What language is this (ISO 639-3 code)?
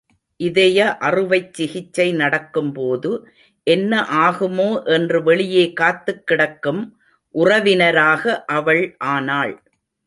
tam